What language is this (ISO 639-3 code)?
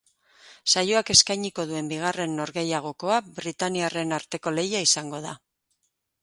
eus